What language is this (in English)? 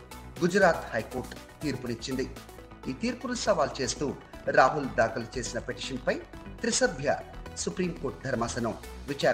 Telugu